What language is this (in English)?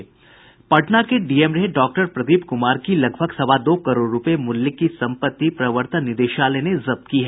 Hindi